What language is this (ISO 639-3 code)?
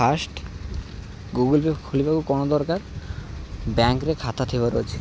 ori